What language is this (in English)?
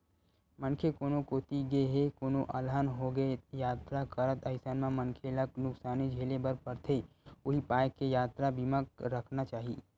Chhattisgarhi